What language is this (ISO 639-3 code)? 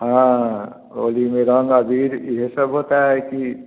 hin